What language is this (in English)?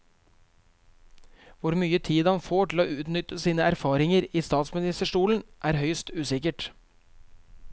Norwegian